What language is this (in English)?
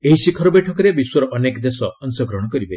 Odia